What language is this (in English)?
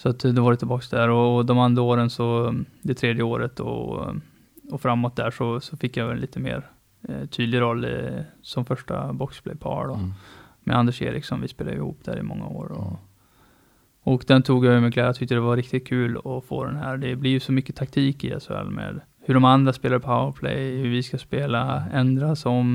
Swedish